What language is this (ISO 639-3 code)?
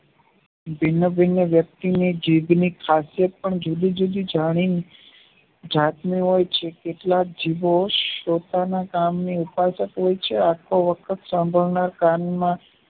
guj